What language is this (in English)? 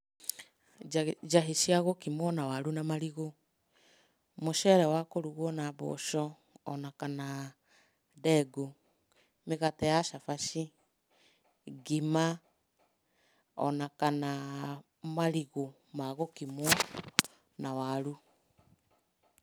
Kikuyu